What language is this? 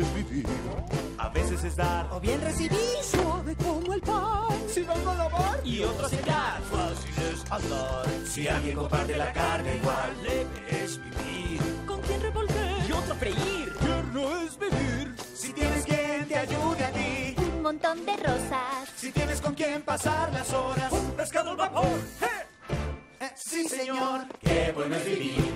Spanish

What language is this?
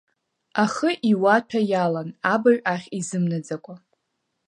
Abkhazian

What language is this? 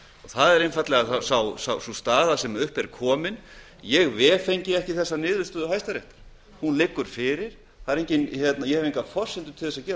Icelandic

